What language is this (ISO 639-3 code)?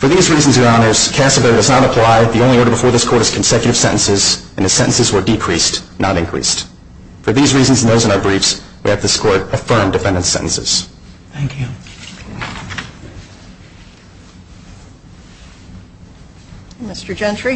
eng